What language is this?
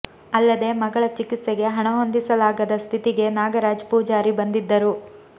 Kannada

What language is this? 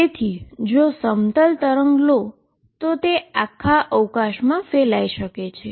Gujarati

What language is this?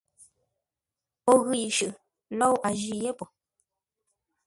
Ngombale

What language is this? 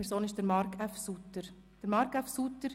Swiss German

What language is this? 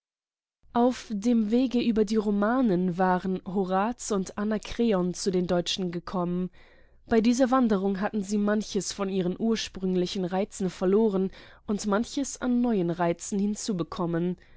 German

